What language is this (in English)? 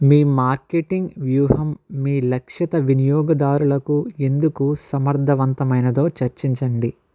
Telugu